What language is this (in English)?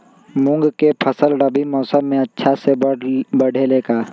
Magahi